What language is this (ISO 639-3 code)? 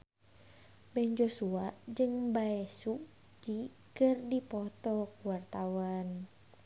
sun